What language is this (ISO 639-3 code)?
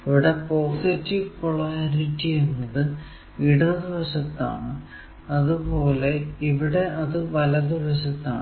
mal